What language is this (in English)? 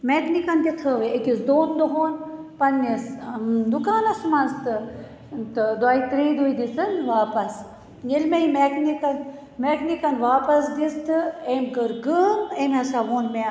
Kashmiri